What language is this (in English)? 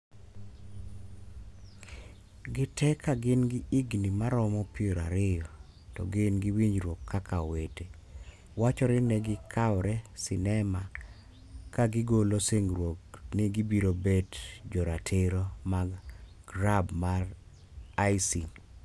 Luo (Kenya and Tanzania)